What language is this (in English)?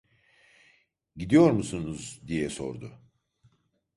Turkish